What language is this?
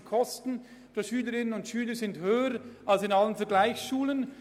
Swiss German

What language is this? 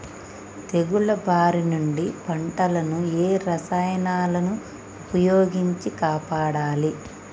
Telugu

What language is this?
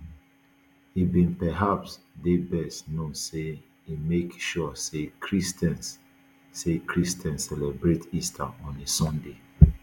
Nigerian Pidgin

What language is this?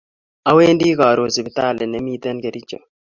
Kalenjin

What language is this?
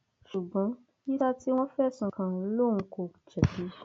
Yoruba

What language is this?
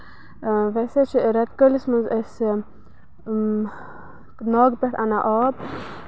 Kashmiri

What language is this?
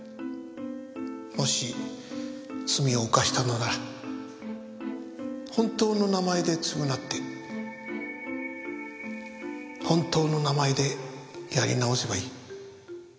Japanese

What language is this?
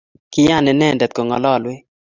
Kalenjin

